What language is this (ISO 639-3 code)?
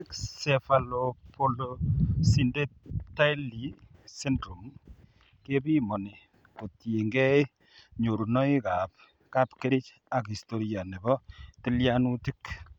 kln